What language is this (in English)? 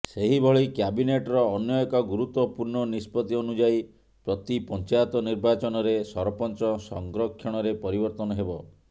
Odia